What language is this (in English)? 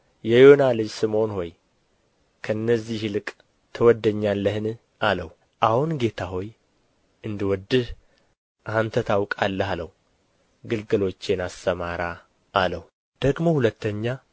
Amharic